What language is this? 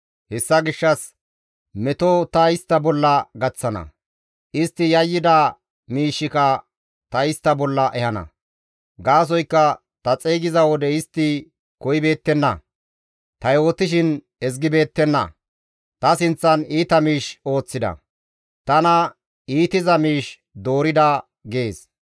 Gamo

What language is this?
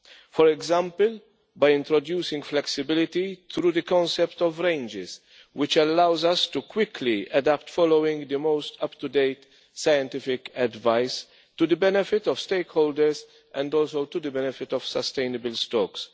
English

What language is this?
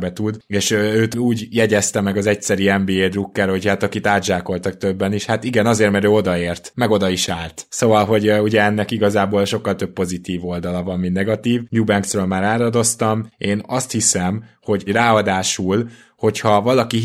Hungarian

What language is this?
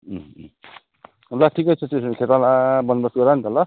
Nepali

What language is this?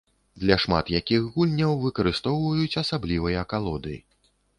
Belarusian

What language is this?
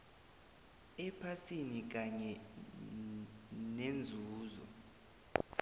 South Ndebele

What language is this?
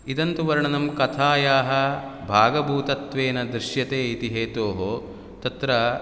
Sanskrit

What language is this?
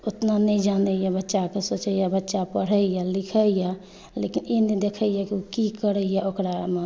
Maithili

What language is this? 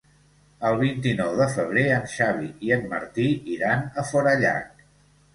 Catalan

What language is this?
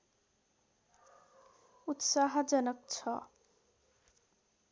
Nepali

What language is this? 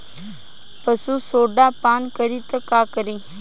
Bhojpuri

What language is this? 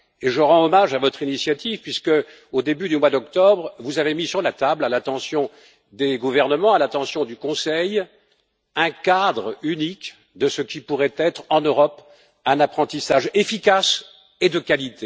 French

